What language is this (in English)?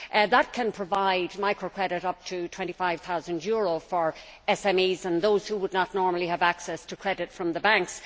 English